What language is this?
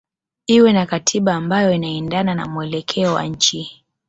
Swahili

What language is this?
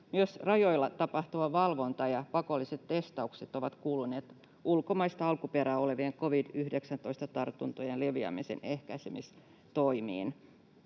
Finnish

